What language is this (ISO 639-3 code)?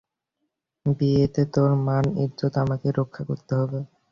ben